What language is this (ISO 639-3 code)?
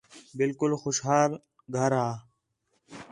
xhe